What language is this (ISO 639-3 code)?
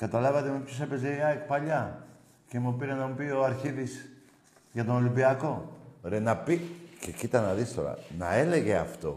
ell